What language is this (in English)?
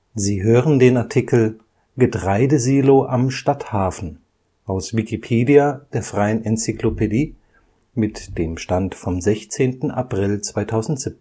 German